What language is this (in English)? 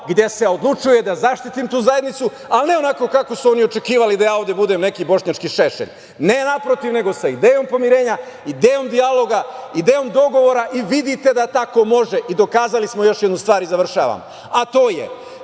Serbian